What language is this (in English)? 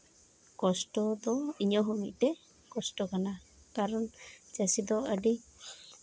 Santali